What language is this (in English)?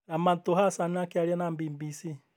Kikuyu